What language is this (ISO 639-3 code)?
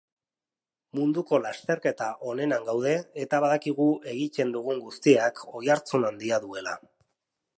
eus